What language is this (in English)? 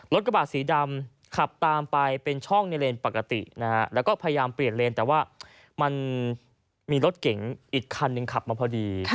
Thai